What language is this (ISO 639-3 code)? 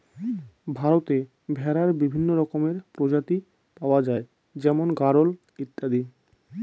ben